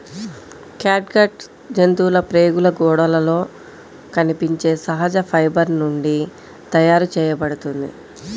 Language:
Telugu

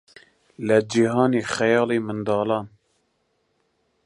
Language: Central Kurdish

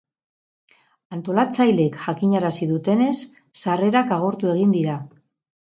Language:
Basque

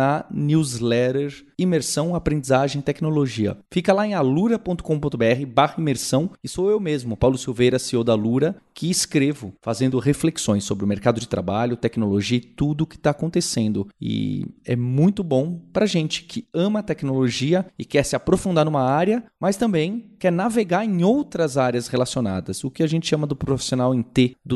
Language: Portuguese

